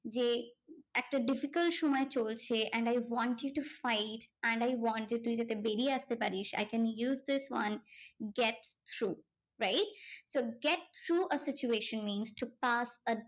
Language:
Bangla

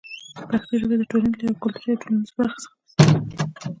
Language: Pashto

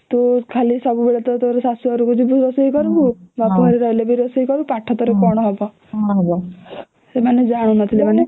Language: Odia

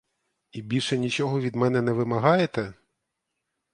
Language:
Ukrainian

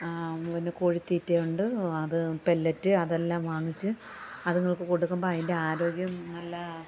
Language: Malayalam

